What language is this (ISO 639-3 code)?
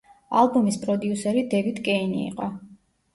kat